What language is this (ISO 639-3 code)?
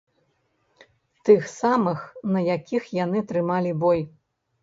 bel